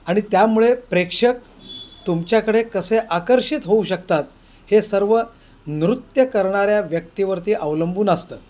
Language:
Marathi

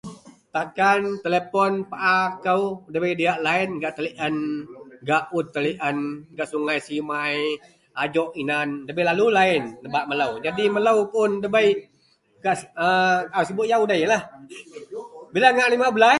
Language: Central Melanau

